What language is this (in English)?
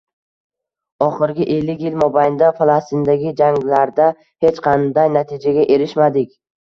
Uzbek